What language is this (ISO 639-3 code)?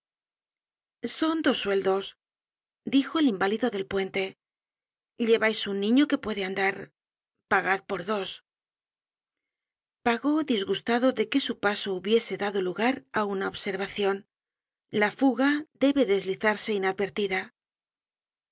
spa